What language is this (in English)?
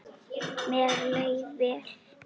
Icelandic